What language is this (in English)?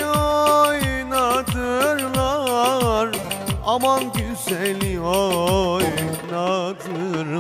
Turkish